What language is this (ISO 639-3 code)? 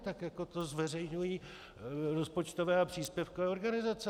ces